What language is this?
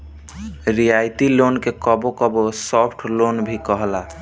Bhojpuri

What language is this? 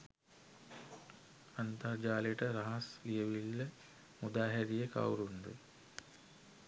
Sinhala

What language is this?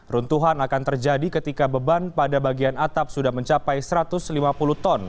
Indonesian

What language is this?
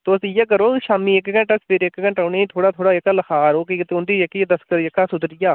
Dogri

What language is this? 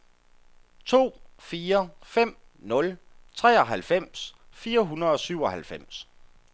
Danish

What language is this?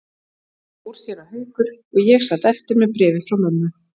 Icelandic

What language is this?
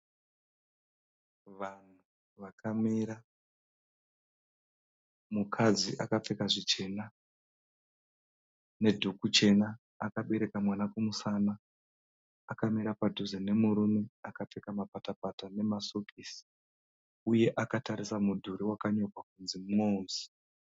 Shona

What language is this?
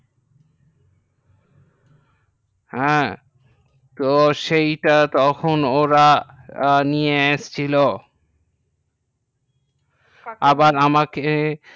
Bangla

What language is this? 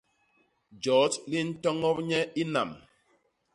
Basaa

